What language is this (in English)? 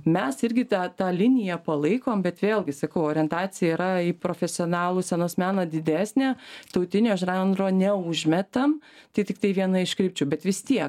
Lithuanian